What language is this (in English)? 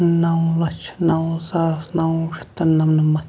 Kashmiri